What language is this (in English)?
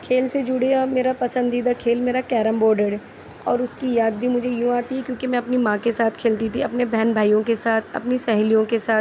Urdu